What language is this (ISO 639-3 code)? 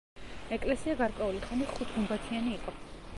kat